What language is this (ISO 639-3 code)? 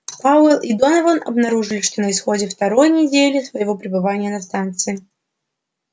rus